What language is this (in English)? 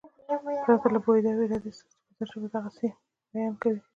Pashto